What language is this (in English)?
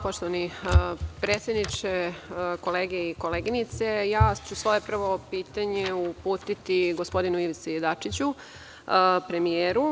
Serbian